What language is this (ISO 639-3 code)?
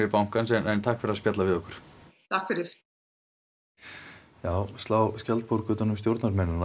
isl